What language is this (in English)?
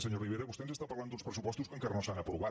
Catalan